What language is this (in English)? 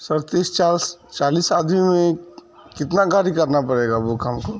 Urdu